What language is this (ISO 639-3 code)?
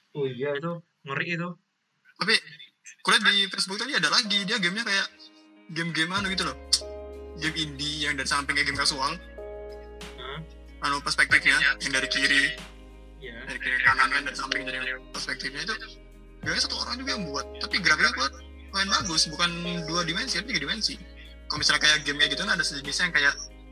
ind